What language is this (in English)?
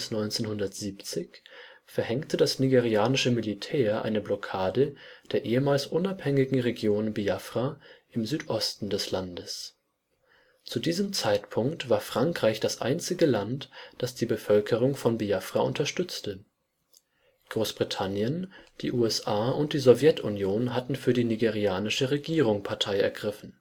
German